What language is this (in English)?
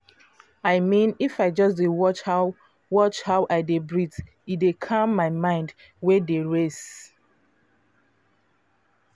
Nigerian Pidgin